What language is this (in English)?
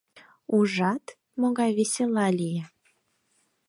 Mari